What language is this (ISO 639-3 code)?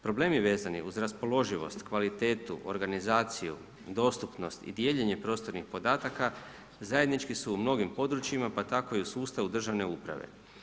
hrv